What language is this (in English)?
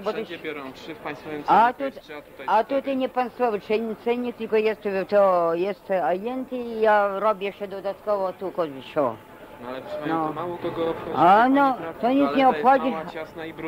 Polish